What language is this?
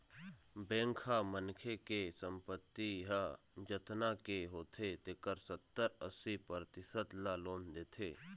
Chhattisgarhi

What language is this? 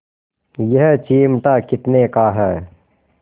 Hindi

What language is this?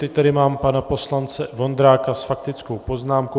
Czech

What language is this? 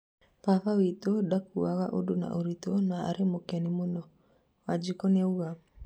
Kikuyu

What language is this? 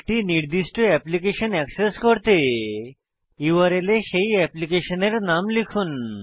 Bangla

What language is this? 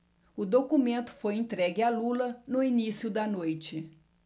Portuguese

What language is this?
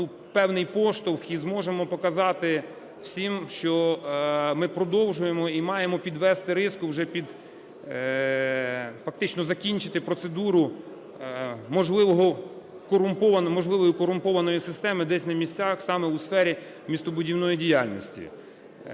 Ukrainian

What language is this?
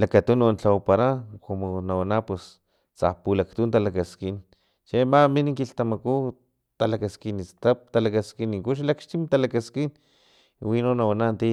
Filomena Mata-Coahuitlán Totonac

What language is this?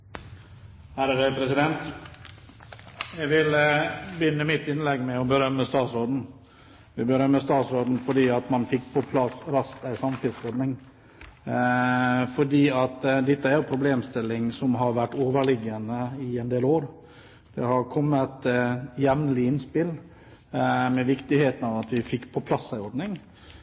Norwegian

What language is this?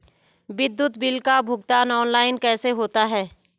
Hindi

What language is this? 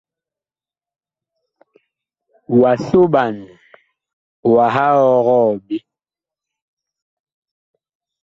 Bakoko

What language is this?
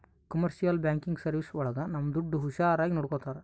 Kannada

